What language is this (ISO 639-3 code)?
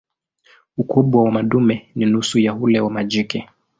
swa